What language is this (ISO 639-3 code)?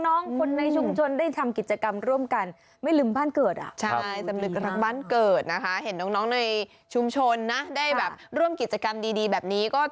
tha